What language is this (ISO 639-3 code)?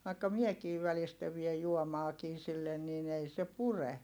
fin